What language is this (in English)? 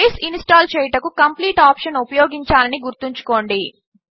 Telugu